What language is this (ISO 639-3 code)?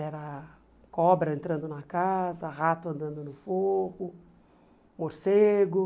por